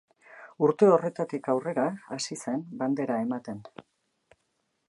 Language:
Basque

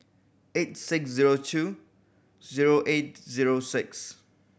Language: English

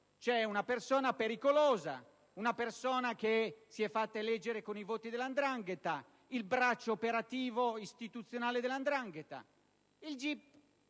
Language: Italian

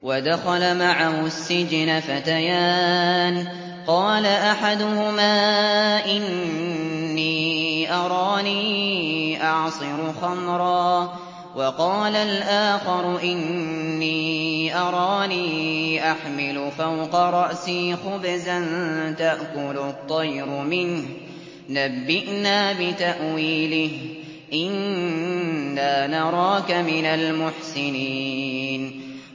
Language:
Arabic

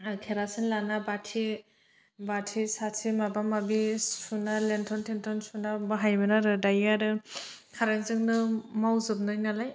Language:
Bodo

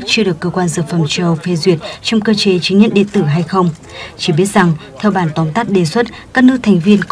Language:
Vietnamese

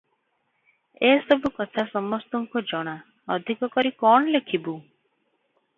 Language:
Odia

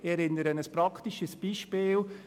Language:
Swiss German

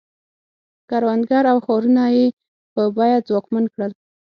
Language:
Pashto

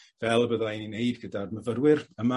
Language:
Welsh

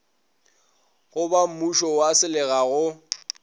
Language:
Northern Sotho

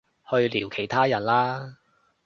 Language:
Cantonese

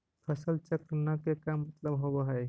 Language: Magahi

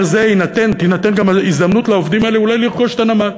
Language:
Hebrew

